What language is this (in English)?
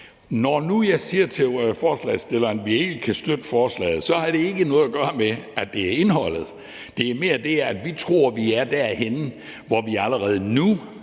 Danish